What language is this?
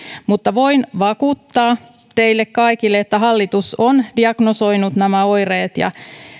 Finnish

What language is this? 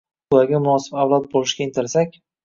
Uzbek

